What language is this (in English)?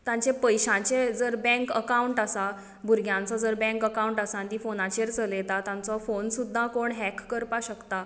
Konkani